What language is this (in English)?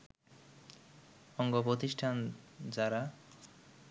Bangla